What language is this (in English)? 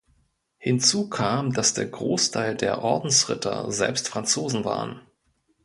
German